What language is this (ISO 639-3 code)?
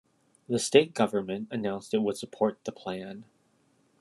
eng